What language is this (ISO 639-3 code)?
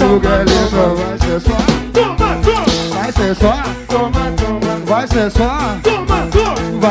por